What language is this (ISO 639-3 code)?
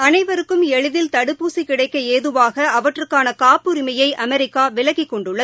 tam